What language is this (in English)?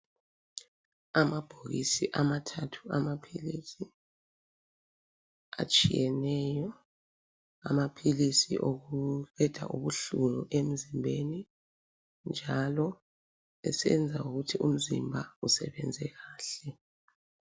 North Ndebele